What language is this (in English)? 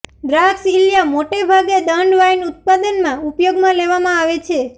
Gujarati